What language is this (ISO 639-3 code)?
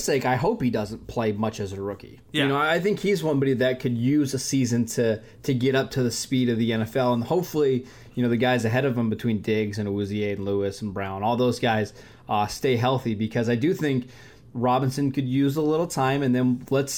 eng